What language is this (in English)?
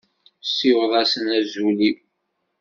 Kabyle